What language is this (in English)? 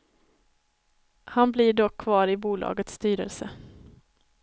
Swedish